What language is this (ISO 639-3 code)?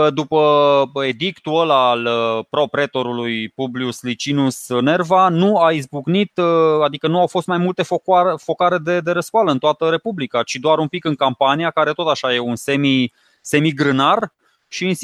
ron